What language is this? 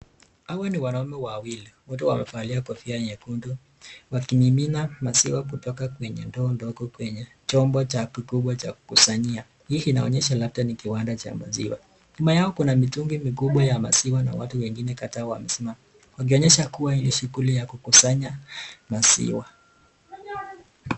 Swahili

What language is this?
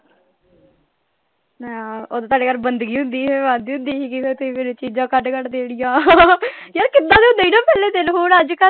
Punjabi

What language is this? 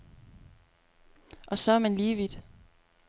Danish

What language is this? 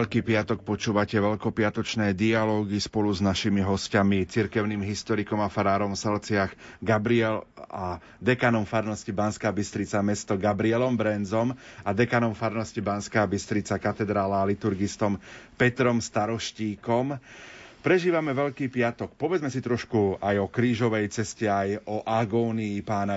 Slovak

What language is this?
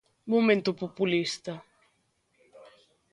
Galician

